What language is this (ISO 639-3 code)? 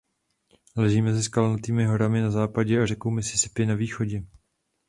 ces